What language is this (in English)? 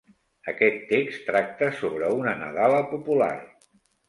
Catalan